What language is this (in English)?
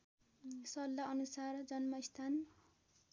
Nepali